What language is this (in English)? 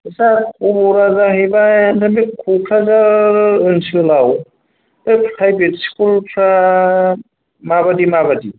Bodo